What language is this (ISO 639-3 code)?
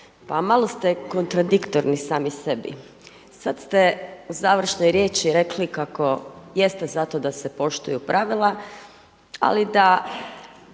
hrv